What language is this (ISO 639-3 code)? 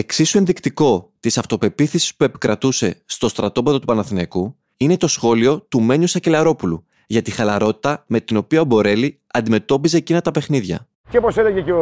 ell